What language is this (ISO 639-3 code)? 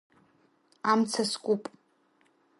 abk